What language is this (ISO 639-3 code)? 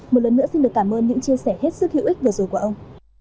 vie